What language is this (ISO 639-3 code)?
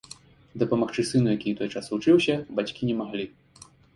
bel